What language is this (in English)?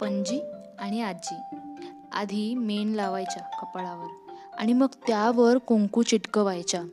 Marathi